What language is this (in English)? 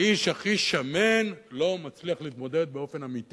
Hebrew